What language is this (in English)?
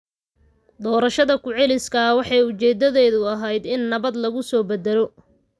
Somali